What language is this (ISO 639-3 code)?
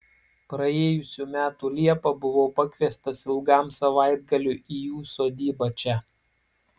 lit